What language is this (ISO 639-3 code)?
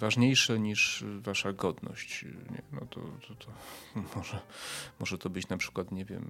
pol